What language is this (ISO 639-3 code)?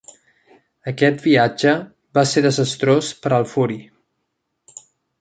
cat